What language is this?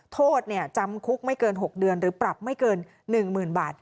Thai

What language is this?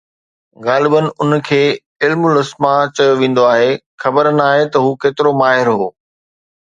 Sindhi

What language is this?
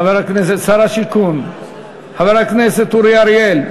Hebrew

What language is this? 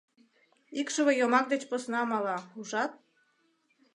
Mari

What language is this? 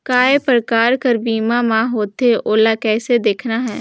Chhattisgarhi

